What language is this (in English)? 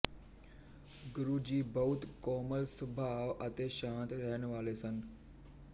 Punjabi